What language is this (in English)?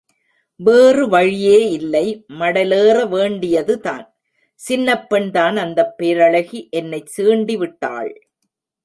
Tamil